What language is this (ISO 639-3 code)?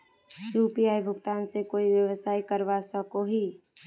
mag